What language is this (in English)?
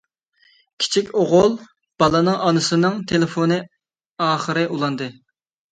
Uyghur